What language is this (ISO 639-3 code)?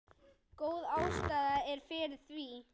isl